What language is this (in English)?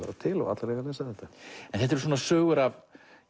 Icelandic